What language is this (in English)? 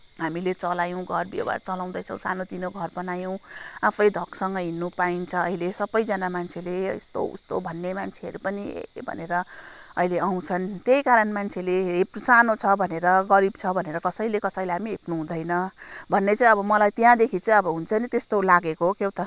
Nepali